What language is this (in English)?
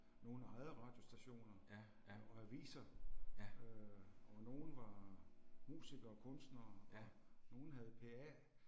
Danish